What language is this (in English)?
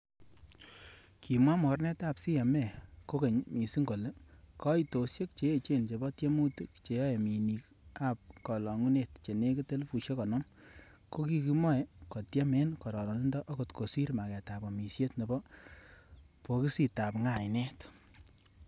Kalenjin